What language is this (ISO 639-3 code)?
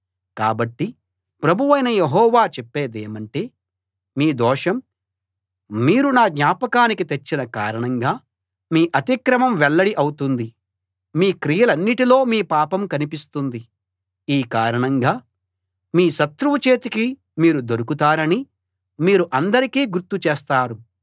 tel